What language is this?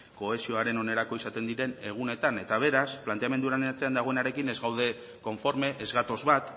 Basque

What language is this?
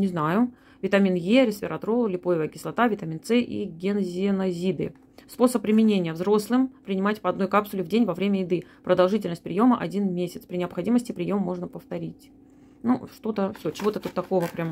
Russian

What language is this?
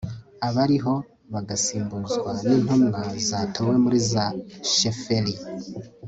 Kinyarwanda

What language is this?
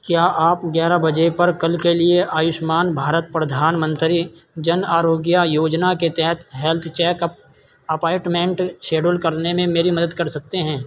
Urdu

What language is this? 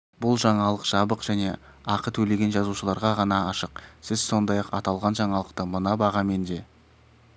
Kazakh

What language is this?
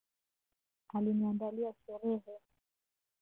Swahili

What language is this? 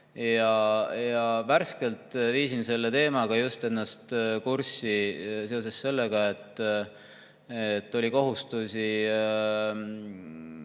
Estonian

